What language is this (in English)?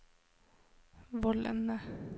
Norwegian